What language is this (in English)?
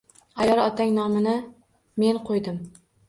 Uzbek